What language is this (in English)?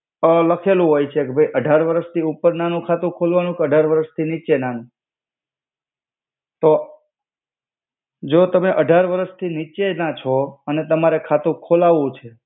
Gujarati